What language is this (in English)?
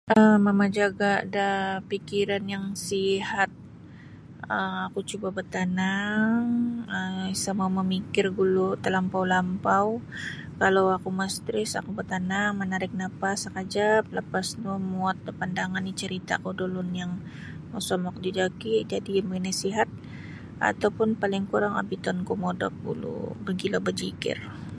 Sabah Bisaya